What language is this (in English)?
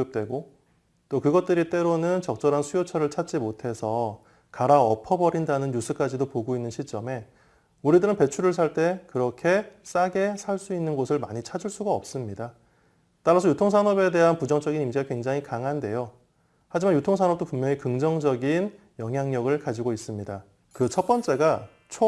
Korean